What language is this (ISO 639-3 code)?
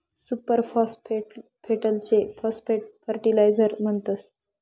mar